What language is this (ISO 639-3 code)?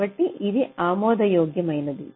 tel